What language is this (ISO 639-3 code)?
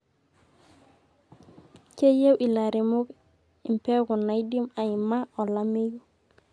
mas